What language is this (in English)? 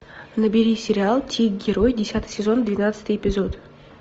Russian